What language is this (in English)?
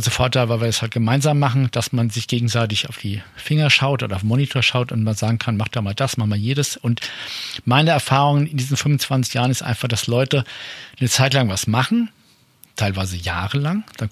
German